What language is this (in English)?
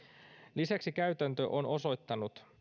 Finnish